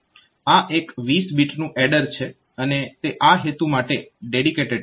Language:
Gujarati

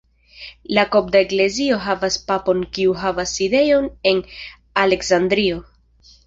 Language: Esperanto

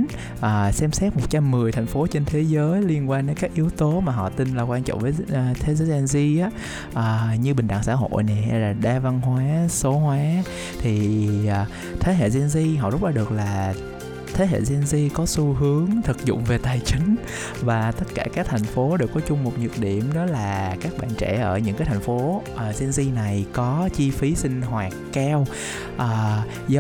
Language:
Vietnamese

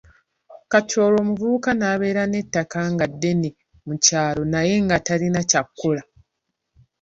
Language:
Ganda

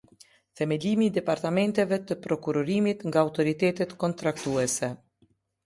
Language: Albanian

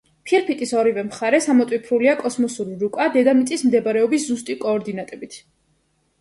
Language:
Georgian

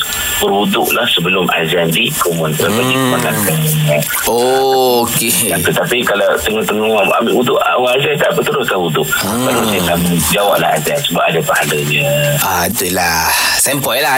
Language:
Malay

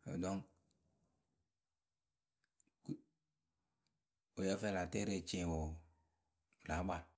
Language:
Akebu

